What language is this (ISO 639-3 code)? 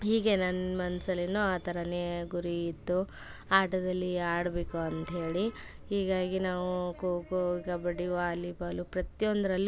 kan